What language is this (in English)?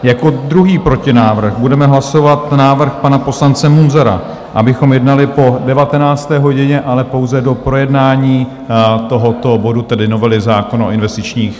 Czech